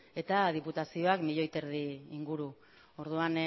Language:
Basque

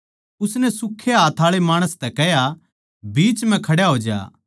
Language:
Haryanvi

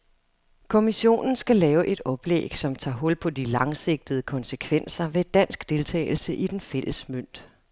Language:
Danish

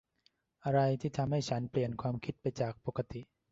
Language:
Thai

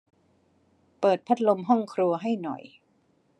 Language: Thai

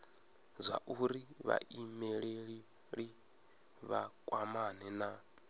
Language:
Venda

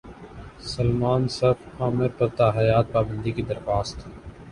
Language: Urdu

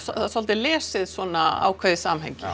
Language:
Icelandic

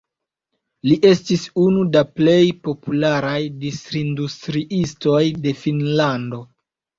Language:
Esperanto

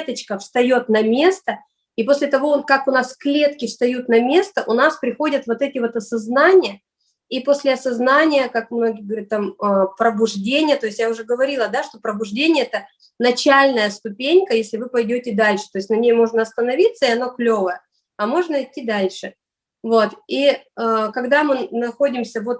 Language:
Russian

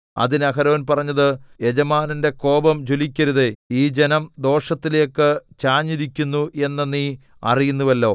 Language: Malayalam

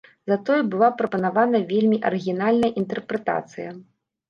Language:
Belarusian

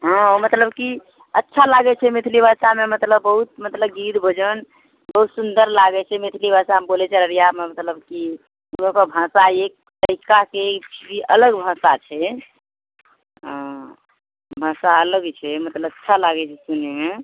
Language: Maithili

